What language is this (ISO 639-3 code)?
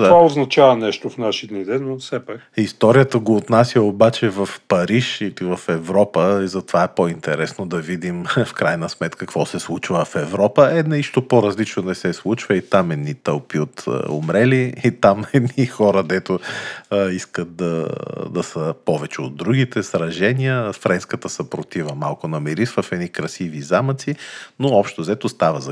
bul